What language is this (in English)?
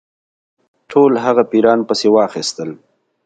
Pashto